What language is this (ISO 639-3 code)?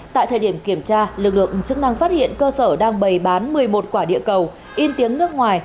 vie